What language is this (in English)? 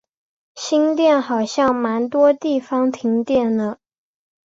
Chinese